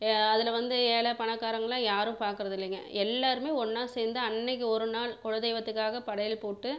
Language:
Tamil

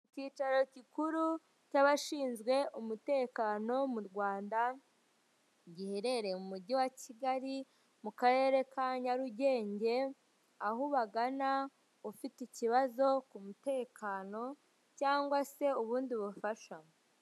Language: Kinyarwanda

